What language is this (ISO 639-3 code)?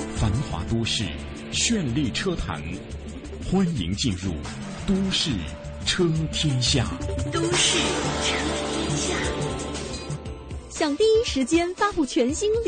zho